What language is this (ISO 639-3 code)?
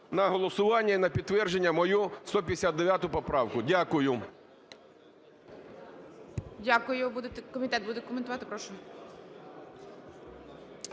ukr